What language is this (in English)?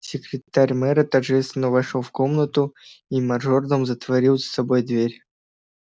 Russian